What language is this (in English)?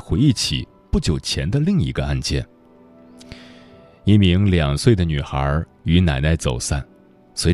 Chinese